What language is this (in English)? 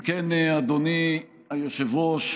Hebrew